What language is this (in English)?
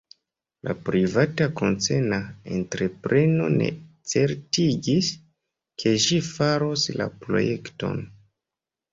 Esperanto